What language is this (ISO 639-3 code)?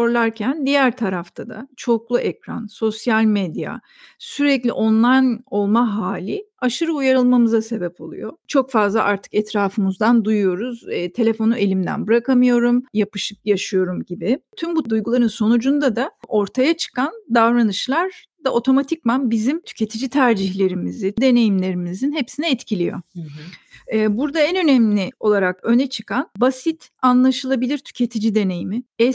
tur